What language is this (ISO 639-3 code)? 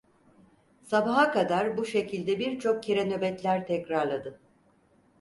tur